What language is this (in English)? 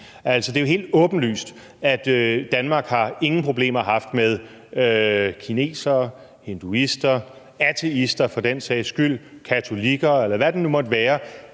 Danish